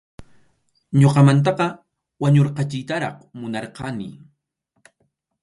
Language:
Arequipa-La Unión Quechua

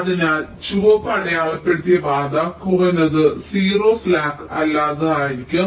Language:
Malayalam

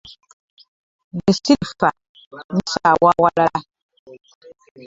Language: Ganda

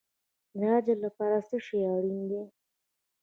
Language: Pashto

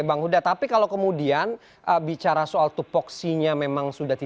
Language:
Indonesian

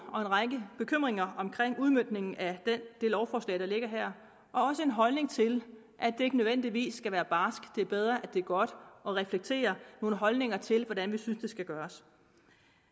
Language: Danish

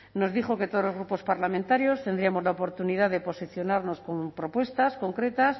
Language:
Spanish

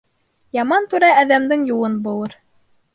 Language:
Bashkir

